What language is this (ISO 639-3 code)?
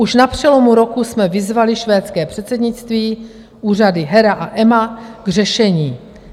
ces